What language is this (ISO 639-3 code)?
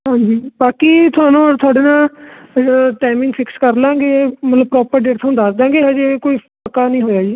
pan